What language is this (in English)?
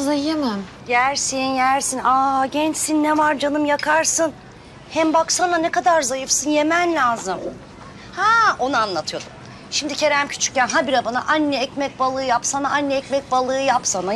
Turkish